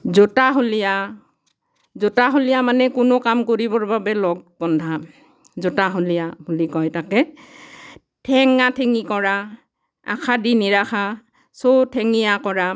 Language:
Assamese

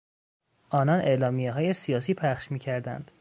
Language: Persian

